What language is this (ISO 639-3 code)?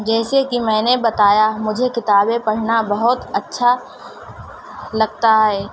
urd